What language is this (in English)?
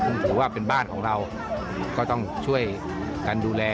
Thai